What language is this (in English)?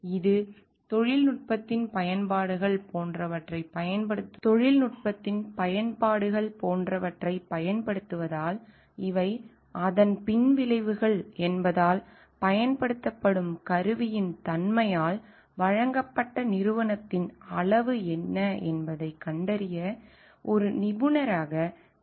Tamil